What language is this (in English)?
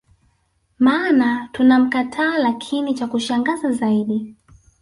Swahili